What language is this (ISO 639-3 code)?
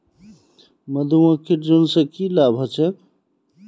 mag